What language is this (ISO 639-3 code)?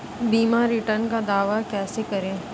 hin